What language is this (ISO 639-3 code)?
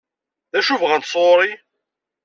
kab